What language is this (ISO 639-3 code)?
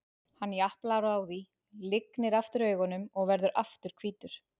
isl